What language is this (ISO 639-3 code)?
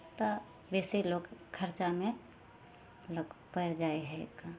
mai